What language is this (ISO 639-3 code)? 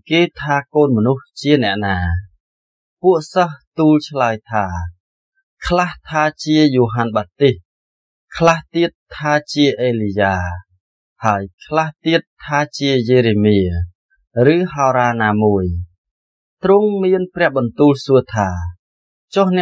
tha